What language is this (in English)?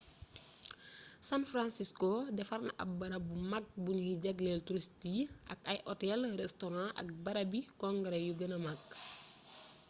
Wolof